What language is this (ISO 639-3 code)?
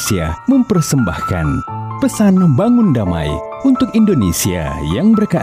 ind